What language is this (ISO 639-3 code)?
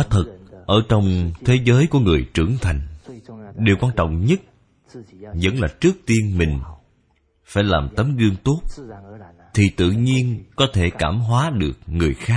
vie